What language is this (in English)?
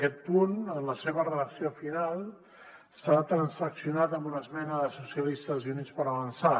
Catalan